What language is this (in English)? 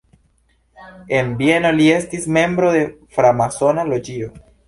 Esperanto